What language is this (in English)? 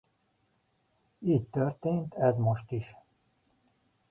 Hungarian